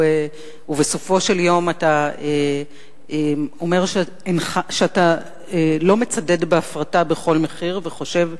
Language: Hebrew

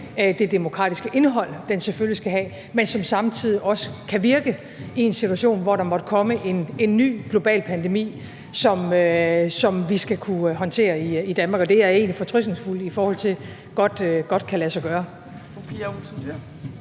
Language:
Danish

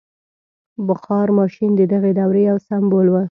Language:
Pashto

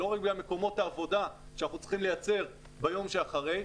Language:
Hebrew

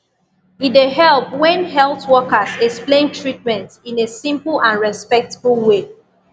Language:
Nigerian Pidgin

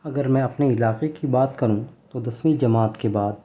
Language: Urdu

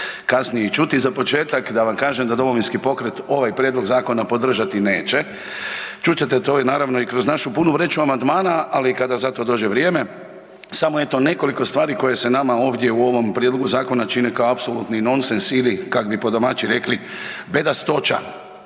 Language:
Croatian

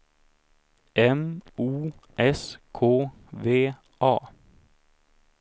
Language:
Swedish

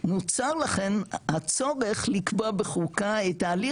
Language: Hebrew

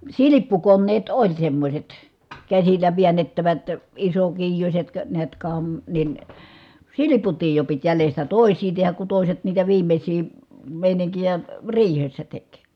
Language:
Finnish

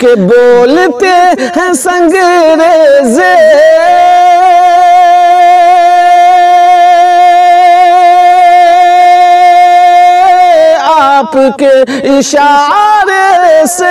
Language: Hindi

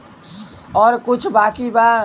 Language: Bhojpuri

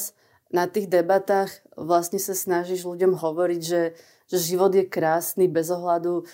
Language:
Slovak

